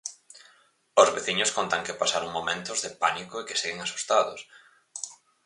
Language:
Galician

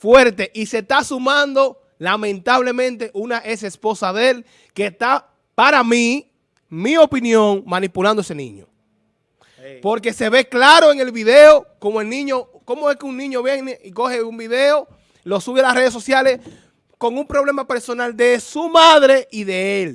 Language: Spanish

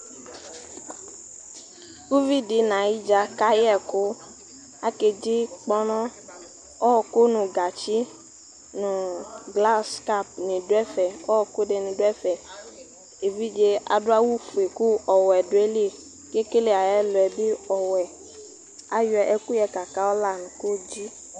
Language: Ikposo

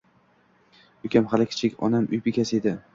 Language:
Uzbek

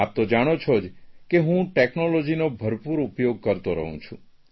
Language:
Gujarati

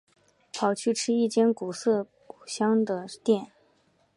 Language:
Chinese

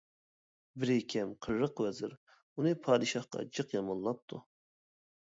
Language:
Uyghur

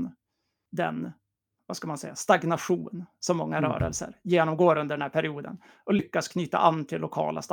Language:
Swedish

